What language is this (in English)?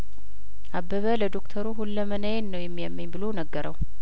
Amharic